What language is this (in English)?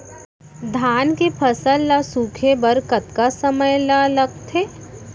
Chhattisgarhi